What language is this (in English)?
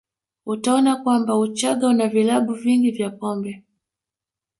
Swahili